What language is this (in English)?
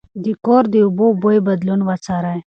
Pashto